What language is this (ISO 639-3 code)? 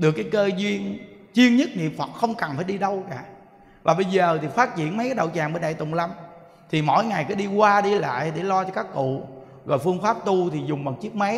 vie